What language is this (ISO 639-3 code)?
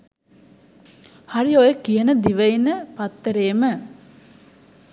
sin